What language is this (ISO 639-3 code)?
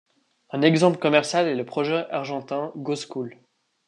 fra